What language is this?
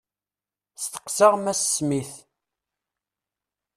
Kabyle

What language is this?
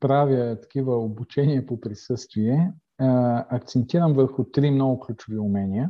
Bulgarian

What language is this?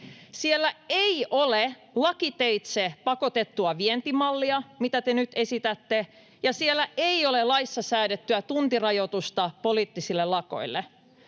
Finnish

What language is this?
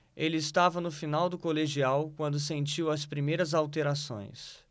Portuguese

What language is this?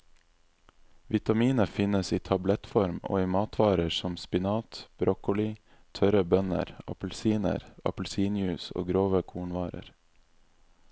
Norwegian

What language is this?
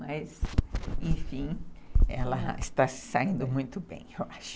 Portuguese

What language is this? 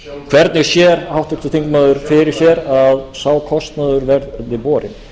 Icelandic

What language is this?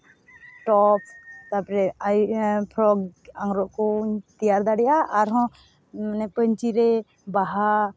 Santali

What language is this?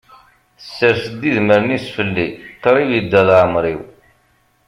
Kabyle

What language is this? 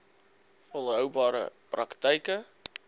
Afrikaans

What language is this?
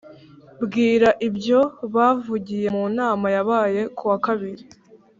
Kinyarwanda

